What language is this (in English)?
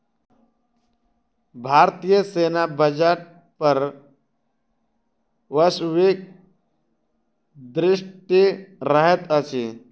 Maithili